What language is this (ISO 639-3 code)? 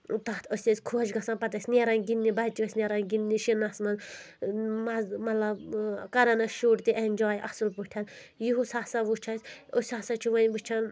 kas